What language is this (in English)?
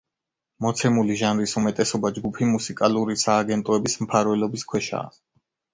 Georgian